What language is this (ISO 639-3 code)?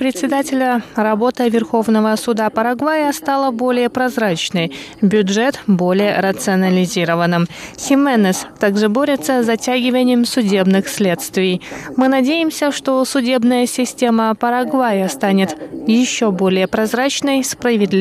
rus